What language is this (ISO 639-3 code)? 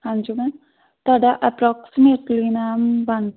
pan